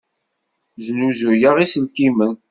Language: Kabyle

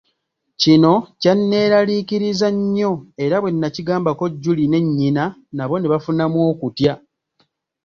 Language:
Ganda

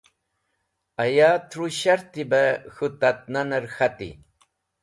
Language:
Wakhi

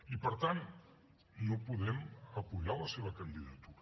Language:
Catalan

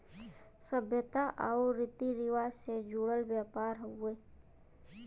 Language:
Bhojpuri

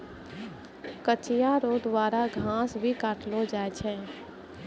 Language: Maithili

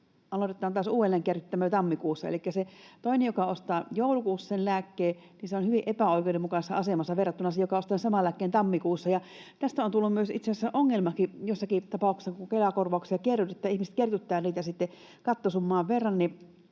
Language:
Finnish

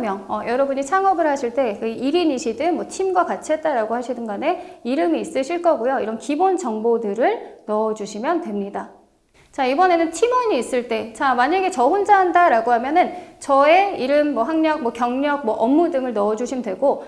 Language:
Korean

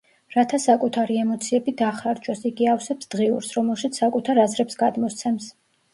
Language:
Georgian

